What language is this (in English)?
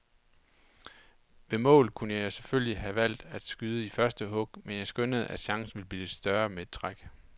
Danish